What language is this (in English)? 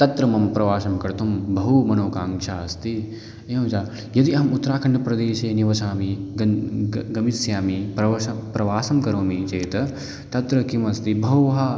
Sanskrit